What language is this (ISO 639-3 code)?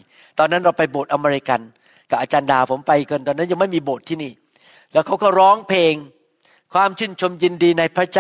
tha